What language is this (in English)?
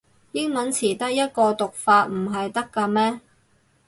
Cantonese